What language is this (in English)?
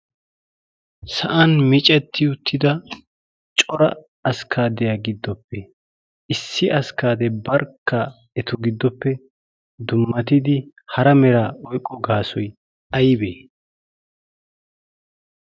Wolaytta